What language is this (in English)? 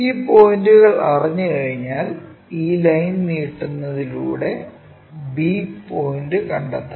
Malayalam